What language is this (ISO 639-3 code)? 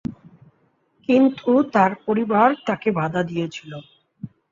ben